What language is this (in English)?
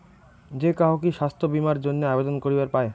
Bangla